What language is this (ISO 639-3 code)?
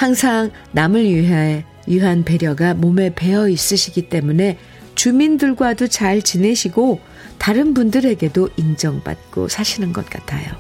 kor